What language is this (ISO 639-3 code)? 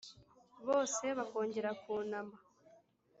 kin